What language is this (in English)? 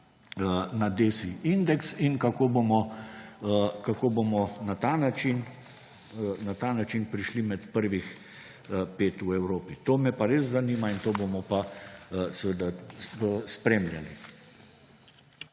Slovenian